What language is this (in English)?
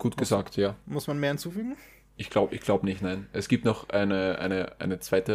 German